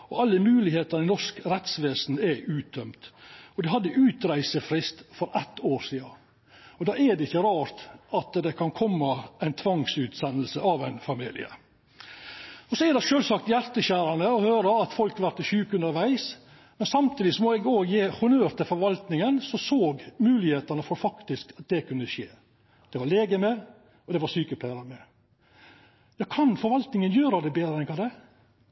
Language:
Norwegian Nynorsk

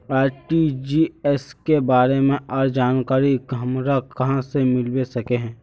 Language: Magahi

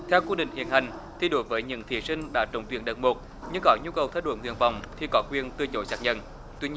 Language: Vietnamese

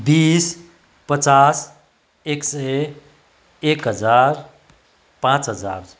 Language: Nepali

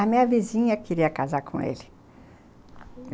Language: Portuguese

